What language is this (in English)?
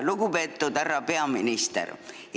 Estonian